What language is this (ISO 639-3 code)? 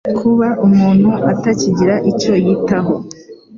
kin